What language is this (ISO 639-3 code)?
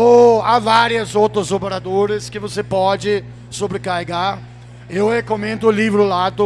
por